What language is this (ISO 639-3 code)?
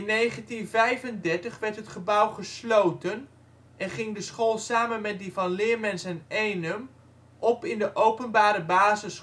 nld